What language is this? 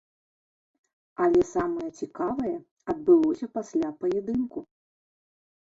Belarusian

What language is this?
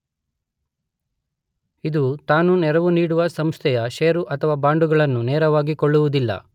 Kannada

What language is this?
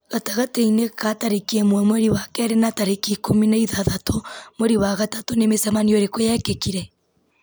Kikuyu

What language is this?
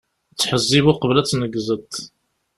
Kabyle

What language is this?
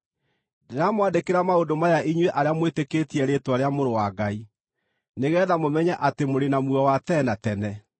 Kikuyu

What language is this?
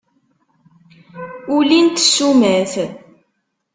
Kabyle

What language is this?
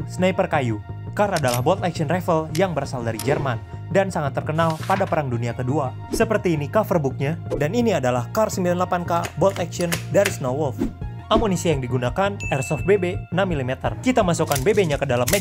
Indonesian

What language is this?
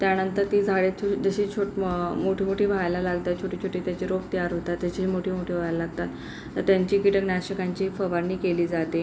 Marathi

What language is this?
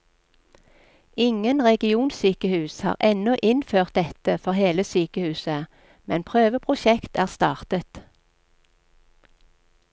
Norwegian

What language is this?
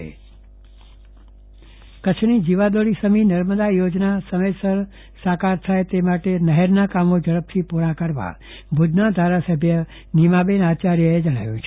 Gujarati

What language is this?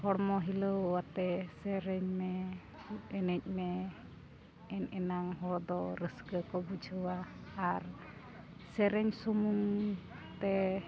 Santali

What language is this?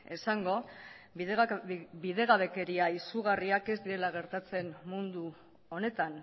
Basque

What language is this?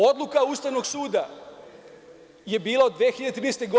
Serbian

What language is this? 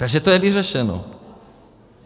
Czech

